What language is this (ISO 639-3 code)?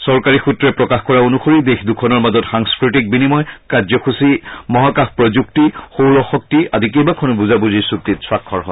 asm